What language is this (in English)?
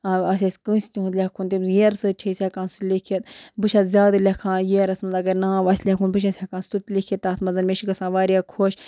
Kashmiri